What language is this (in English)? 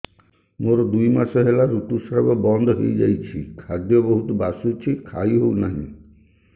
Odia